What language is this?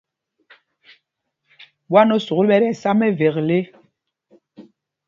Mpumpong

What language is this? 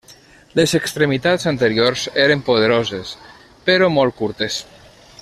Catalan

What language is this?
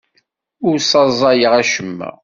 Kabyle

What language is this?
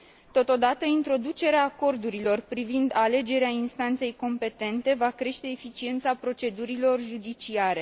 Romanian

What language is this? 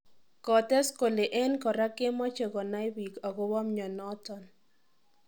Kalenjin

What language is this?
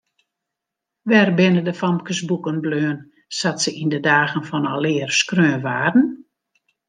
Western Frisian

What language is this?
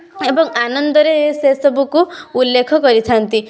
Odia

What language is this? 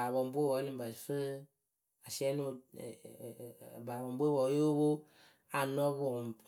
Akebu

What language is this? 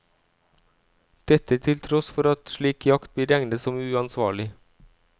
Norwegian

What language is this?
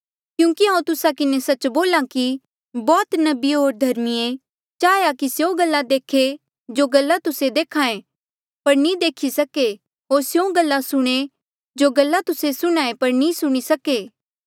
Mandeali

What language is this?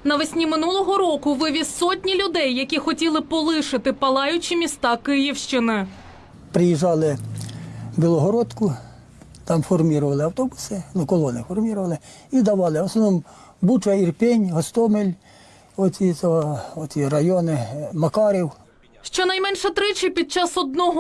Ukrainian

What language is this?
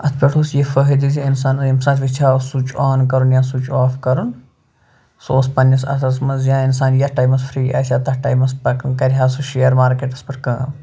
Kashmiri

